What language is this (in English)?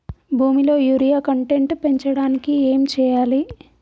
Telugu